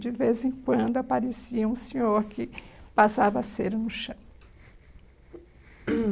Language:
Portuguese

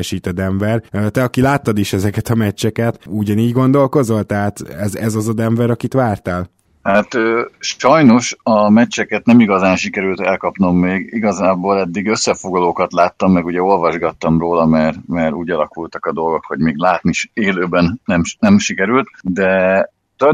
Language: Hungarian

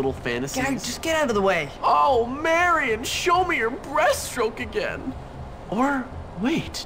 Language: Finnish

